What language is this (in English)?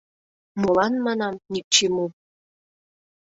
Mari